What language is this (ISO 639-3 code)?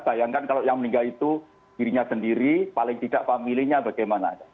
ind